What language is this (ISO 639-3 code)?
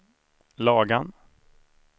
swe